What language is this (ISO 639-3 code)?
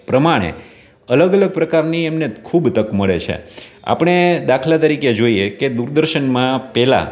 guj